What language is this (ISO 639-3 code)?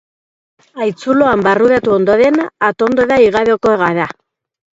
eus